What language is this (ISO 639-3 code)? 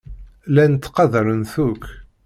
kab